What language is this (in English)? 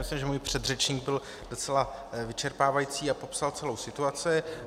Czech